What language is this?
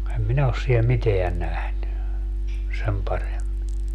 Finnish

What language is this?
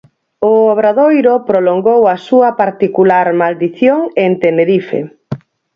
Galician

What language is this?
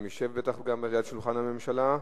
Hebrew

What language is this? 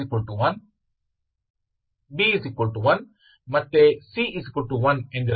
Kannada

